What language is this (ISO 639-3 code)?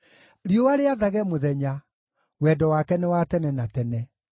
kik